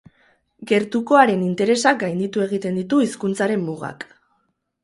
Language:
Basque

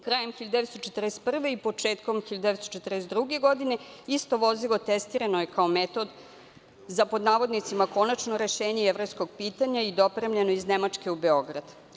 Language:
Serbian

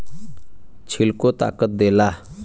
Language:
Bhojpuri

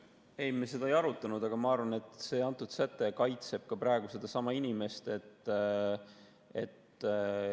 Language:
Estonian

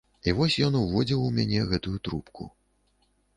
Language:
Belarusian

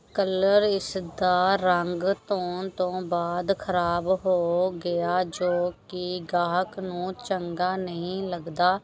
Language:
Punjabi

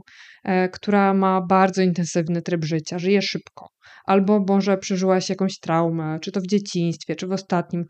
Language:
Polish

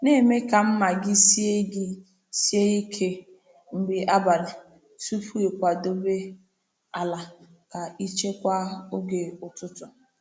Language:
Igbo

